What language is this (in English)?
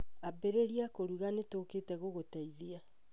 Kikuyu